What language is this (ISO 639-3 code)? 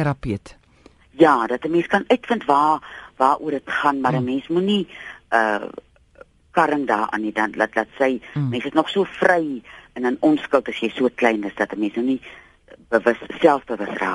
nld